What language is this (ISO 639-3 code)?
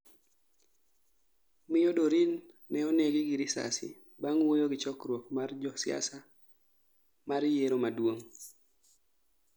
luo